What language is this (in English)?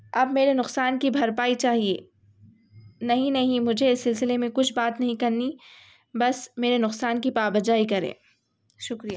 Urdu